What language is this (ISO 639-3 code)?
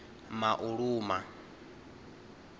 ven